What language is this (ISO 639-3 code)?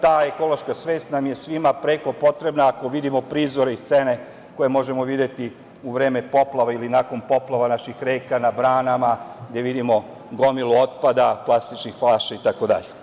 srp